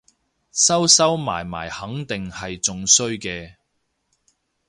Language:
Cantonese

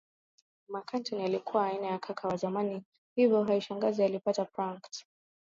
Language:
Swahili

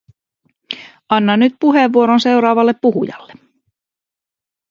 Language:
Finnish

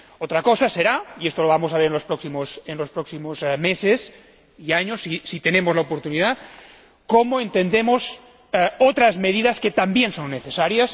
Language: Spanish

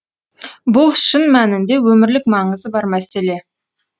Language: Kazakh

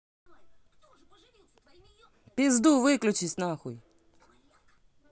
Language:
Russian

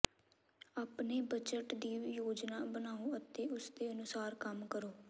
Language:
Punjabi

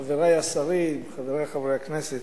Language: Hebrew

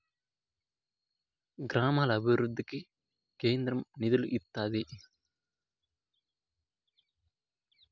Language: Telugu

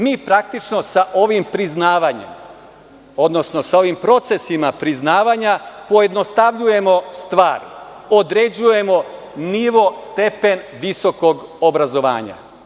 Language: Serbian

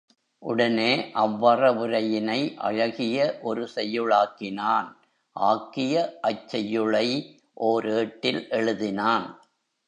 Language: Tamil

